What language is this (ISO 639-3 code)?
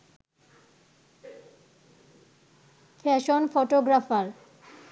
ben